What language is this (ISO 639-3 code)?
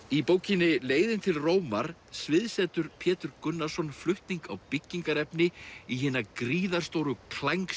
isl